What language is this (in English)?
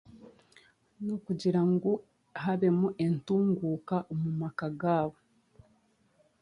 Chiga